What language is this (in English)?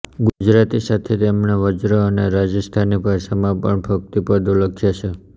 Gujarati